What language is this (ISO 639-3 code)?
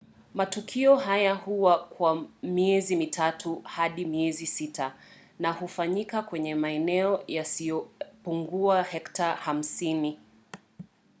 swa